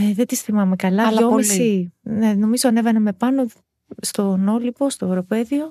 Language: Greek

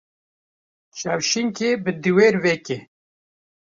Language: Kurdish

